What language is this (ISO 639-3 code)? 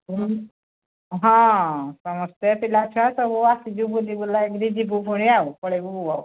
ori